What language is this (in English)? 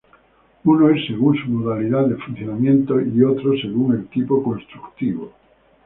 Spanish